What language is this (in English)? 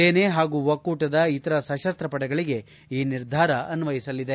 Kannada